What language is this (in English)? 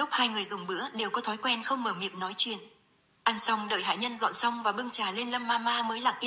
Vietnamese